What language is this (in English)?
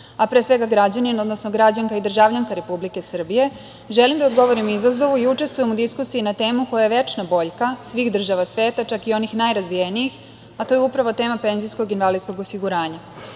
Serbian